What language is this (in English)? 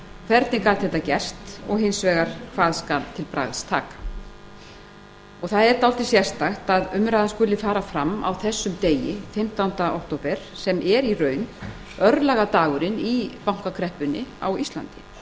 Icelandic